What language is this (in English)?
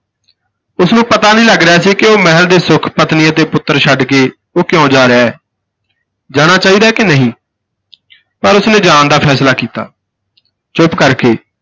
Punjabi